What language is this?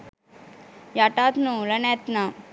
Sinhala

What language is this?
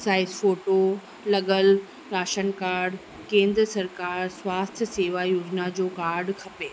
Sindhi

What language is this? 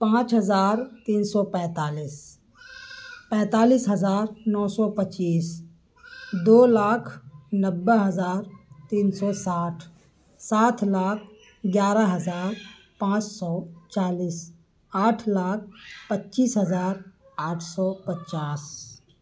Urdu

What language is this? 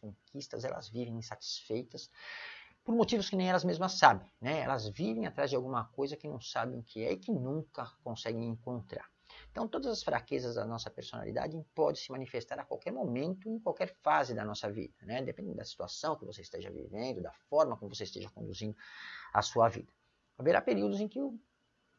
Portuguese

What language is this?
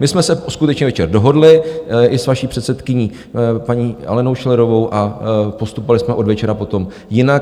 Czech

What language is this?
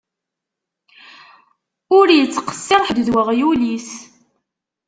Kabyle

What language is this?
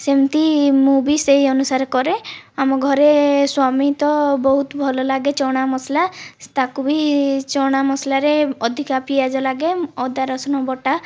Odia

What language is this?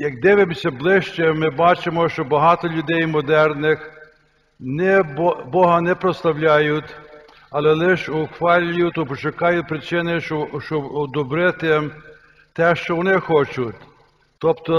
Ukrainian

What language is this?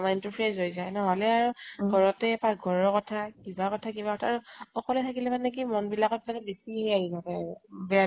Assamese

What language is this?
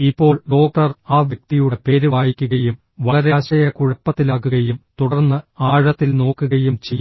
Malayalam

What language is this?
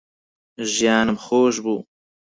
Central Kurdish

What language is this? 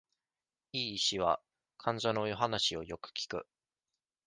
Japanese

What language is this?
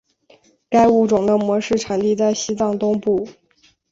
Chinese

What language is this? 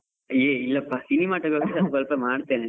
Kannada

